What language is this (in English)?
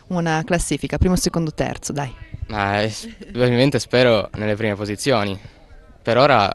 Italian